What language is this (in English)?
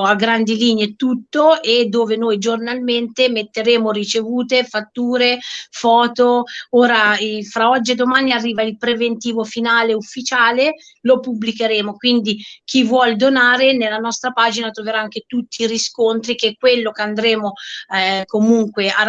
Italian